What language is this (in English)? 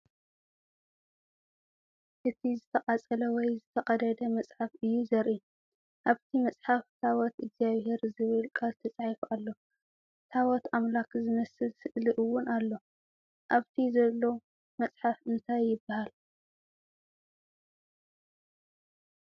Tigrinya